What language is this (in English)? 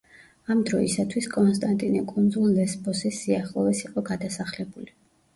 Georgian